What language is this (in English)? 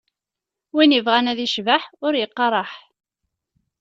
Kabyle